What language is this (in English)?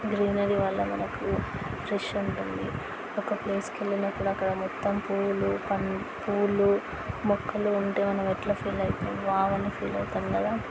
Telugu